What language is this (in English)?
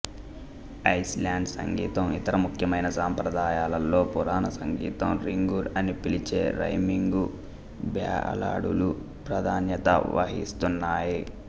Telugu